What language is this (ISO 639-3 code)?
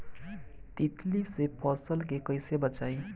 bho